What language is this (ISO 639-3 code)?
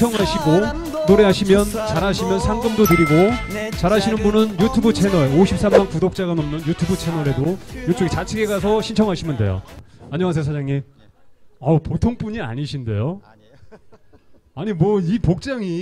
kor